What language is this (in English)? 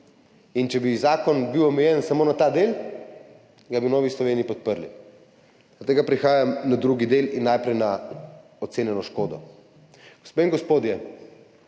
Slovenian